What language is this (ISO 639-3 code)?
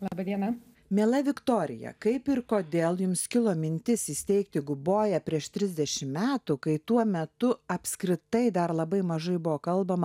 lit